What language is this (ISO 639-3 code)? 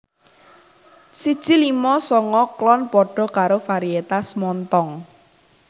jav